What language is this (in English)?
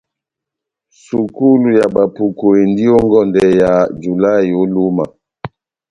Batanga